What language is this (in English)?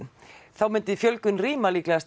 Icelandic